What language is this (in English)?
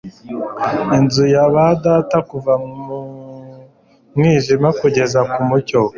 Kinyarwanda